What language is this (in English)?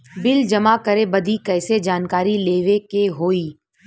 Bhojpuri